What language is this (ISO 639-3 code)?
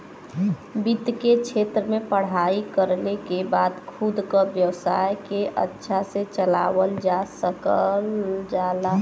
bho